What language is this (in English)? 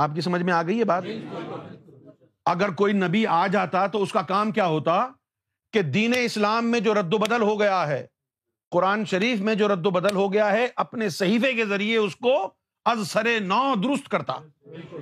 Urdu